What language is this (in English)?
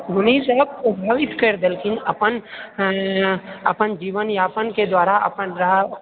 Maithili